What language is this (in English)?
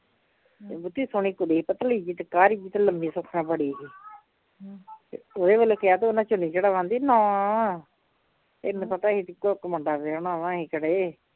Punjabi